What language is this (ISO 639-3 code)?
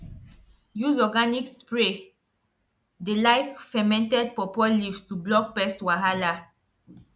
pcm